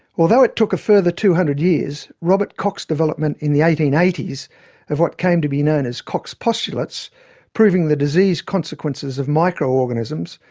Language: English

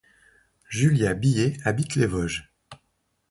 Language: French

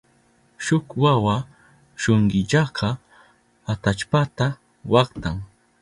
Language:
Southern Pastaza Quechua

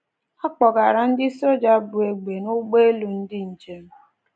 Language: Igbo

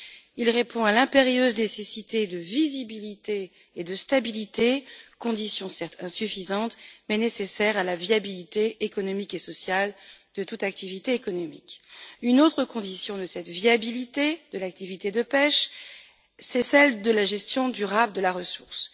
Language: French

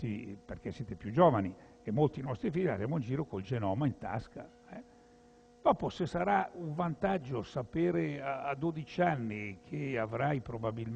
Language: Italian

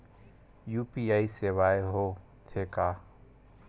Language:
Chhattisgarhi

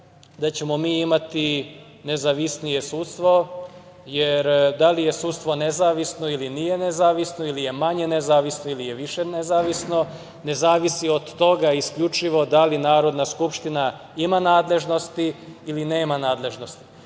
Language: Serbian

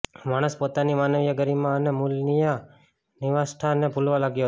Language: Gujarati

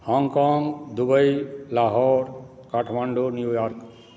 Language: Maithili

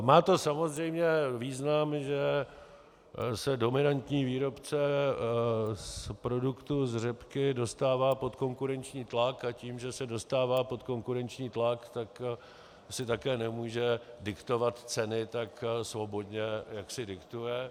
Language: Czech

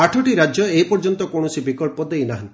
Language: Odia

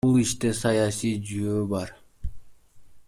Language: Kyrgyz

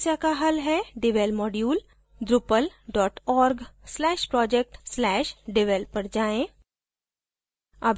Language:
Hindi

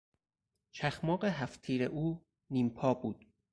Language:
Persian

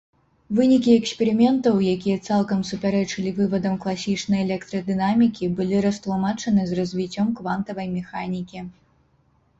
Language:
Belarusian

